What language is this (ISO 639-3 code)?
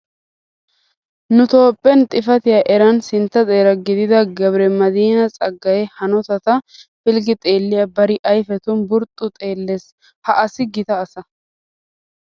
wal